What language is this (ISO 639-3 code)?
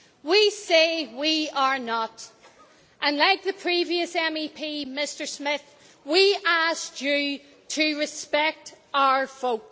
eng